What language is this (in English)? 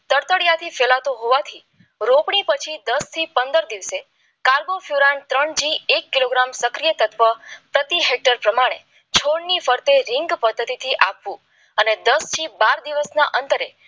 Gujarati